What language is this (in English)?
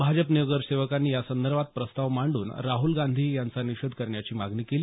Marathi